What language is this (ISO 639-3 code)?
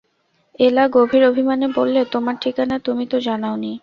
ben